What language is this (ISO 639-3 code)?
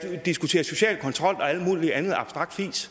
dan